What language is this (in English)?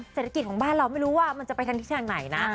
Thai